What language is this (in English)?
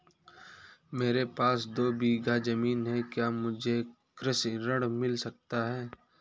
Hindi